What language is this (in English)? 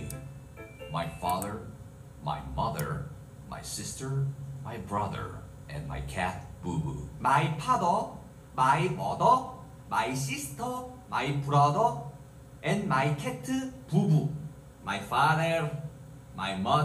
Korean